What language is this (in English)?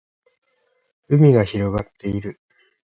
Japanese